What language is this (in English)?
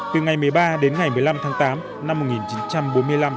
Vietnamese